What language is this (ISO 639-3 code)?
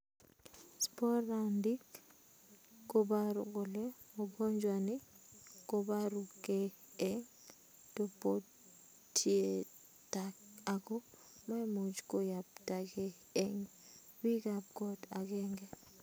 kln